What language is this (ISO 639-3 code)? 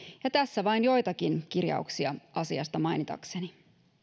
fin